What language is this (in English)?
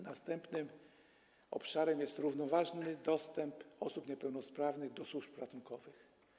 Polish